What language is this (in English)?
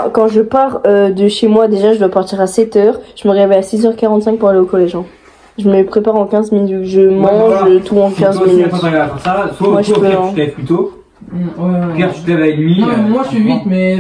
French